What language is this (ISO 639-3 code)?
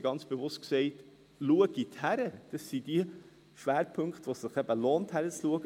gsw